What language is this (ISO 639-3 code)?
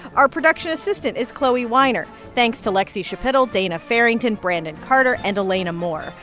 eng